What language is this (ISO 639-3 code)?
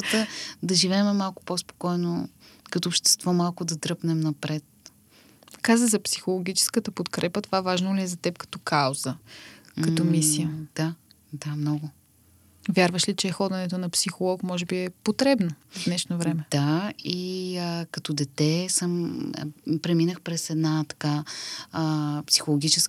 bul